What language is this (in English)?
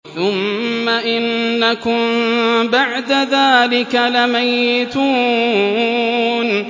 Arabic